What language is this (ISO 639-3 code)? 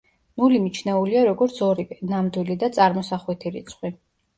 kat